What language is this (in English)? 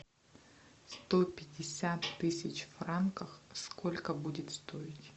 Russian